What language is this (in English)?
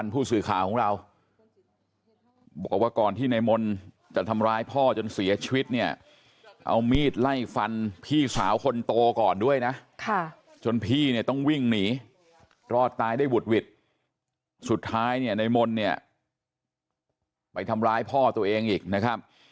Thai